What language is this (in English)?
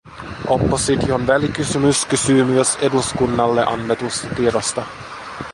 Finnish